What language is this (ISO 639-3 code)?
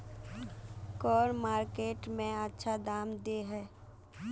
mag